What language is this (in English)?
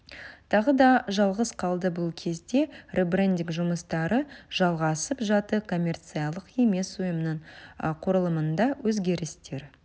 Kazakh